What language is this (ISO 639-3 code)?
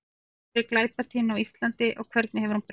isl